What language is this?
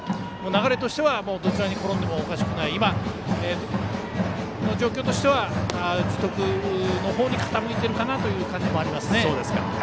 Japanese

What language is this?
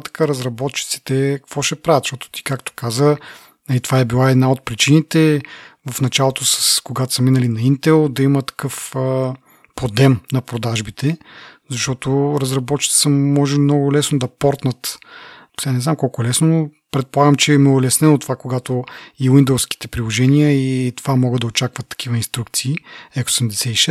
Bulgarian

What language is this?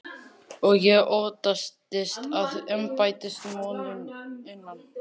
Icelandic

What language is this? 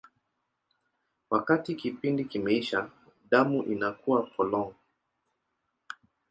Swahili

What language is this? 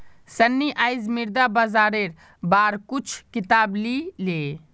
Magahi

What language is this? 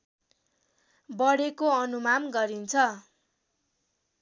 Nepali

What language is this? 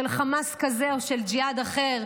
Hebrew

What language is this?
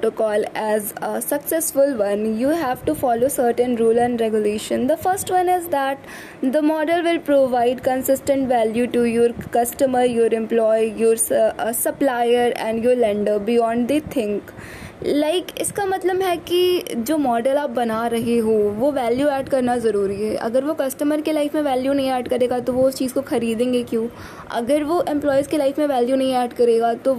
Hindi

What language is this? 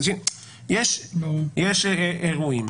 Hebrew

